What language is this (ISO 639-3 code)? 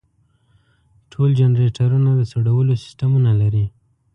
pus